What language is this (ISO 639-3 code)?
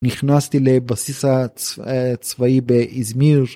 heb